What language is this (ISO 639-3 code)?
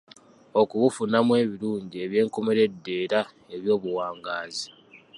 lug